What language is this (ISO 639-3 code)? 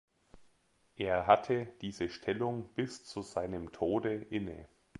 deu